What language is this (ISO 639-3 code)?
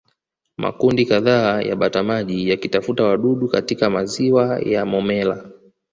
swa